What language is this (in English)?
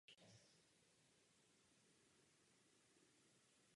Czech